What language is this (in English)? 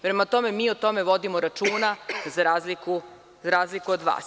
Serbian